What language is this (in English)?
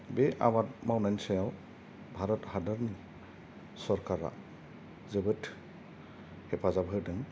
Bodo